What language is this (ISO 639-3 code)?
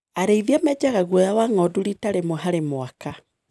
kik